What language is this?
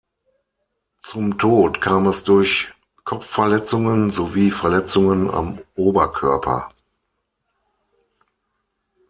German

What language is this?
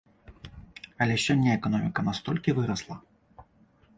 Belarusian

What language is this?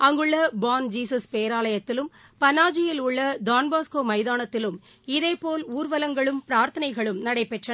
Tamil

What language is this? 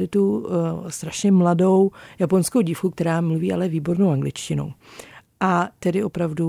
Czech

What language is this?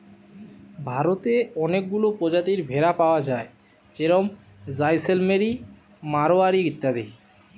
Bangla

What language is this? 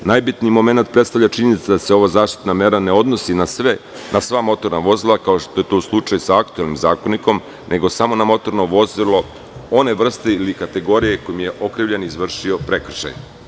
Serbian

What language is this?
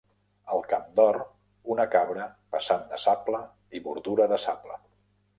Catalan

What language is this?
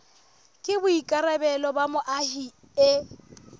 Southern Sotho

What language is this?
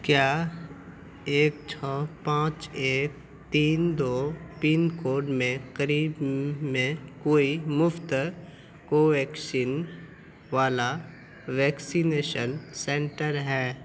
Urdu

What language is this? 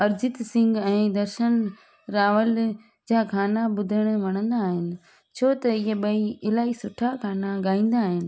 Sindhi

